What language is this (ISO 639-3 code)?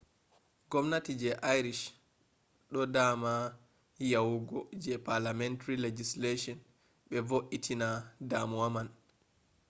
ful